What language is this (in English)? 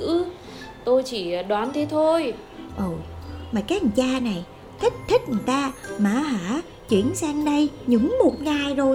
Vietnamese